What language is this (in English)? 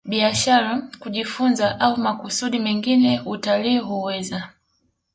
Swahili